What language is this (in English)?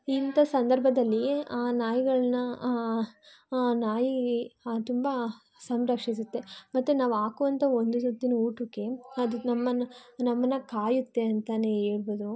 Kannada